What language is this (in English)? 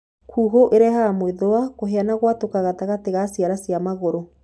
Kikuyu